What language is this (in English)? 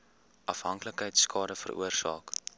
Afrikaans